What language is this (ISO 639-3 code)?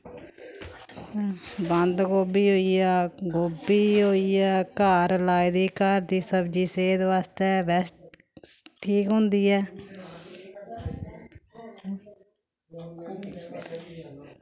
doi